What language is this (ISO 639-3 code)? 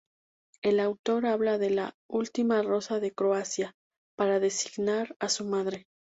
spa